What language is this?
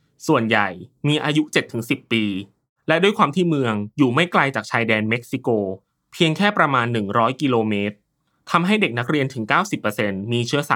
Thai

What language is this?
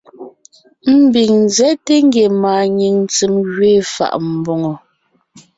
Ngiemboon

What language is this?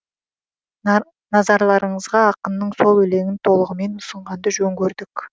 Kazakh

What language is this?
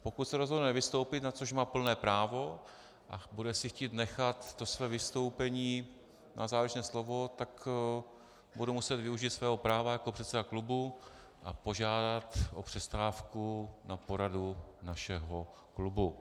Czech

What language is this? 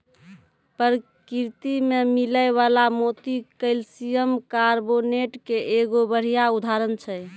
Maithili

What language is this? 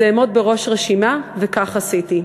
Hebrew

